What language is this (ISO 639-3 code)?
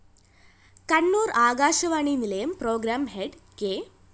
mal